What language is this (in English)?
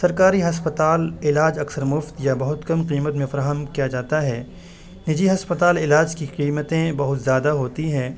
Urdu